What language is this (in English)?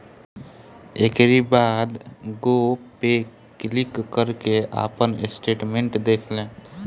Bhojpuri